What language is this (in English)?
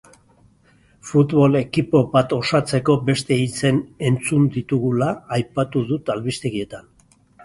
Basque